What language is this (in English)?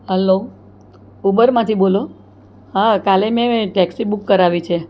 Gujarati